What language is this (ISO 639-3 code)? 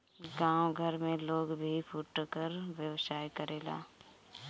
bho